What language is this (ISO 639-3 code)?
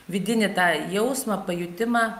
lit